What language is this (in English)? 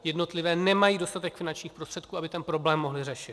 Czech